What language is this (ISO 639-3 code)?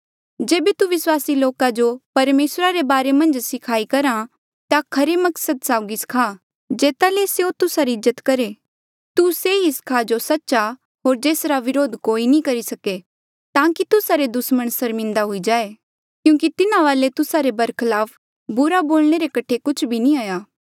mjl